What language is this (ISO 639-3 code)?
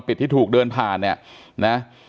tha